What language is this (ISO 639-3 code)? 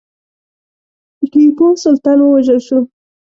pus